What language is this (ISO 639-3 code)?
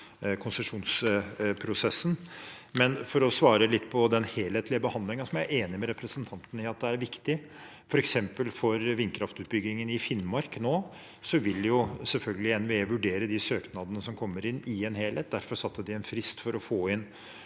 nor